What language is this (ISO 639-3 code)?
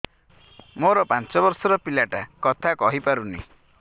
ori